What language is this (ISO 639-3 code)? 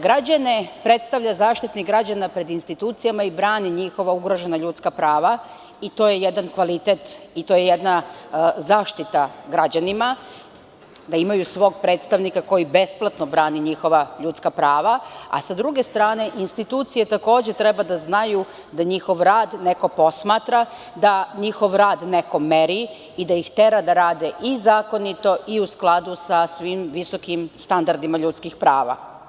srp